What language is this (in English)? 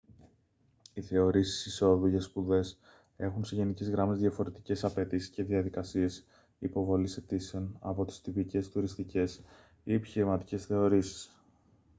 Greek